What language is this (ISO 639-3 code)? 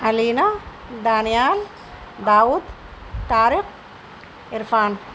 urd